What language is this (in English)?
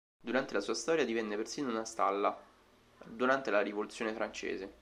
Italian